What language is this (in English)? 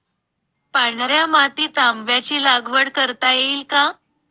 Marathi